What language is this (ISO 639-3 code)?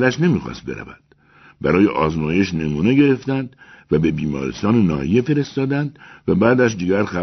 fas